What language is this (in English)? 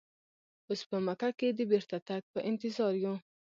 Pashto